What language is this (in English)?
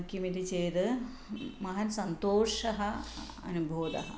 Sanskrit